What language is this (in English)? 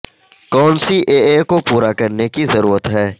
Urdu